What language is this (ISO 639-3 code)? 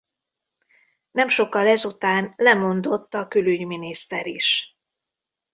hun